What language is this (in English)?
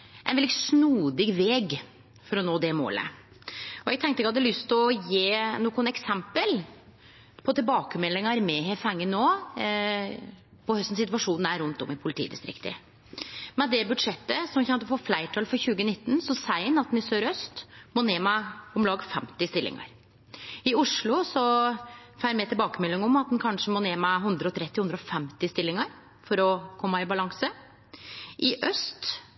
Norwegian Nynorsk